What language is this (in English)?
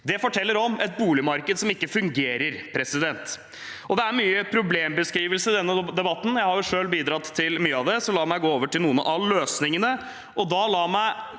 Norwegian